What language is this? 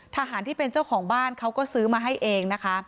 Thai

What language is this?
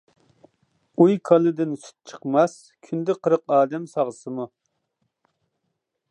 Uyghur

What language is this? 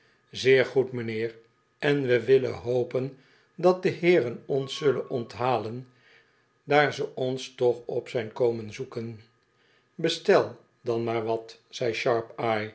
Dutch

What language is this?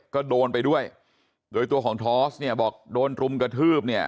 Thai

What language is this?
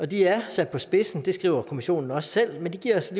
Danish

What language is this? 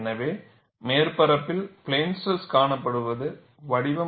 Tamil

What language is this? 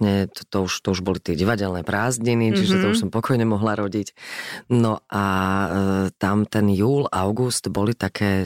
Slovak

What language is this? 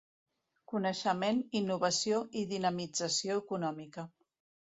Catalan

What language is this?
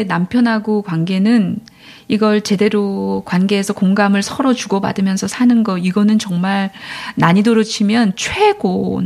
Korean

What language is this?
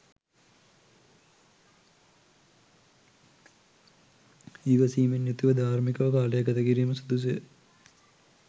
Sinhala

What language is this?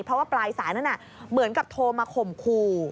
Thai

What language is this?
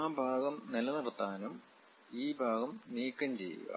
Malayalam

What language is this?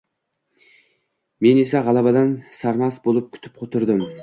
Uzbek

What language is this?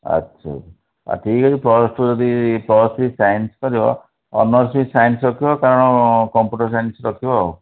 Odia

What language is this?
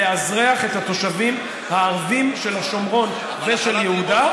Hebrew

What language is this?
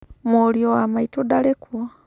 Kikuyu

